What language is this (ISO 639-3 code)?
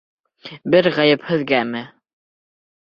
bak